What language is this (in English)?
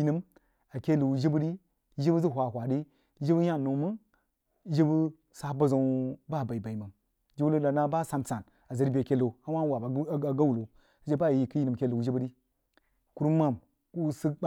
Jiba